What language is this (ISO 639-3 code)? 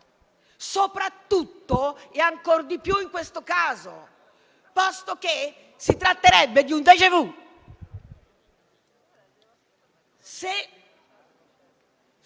ita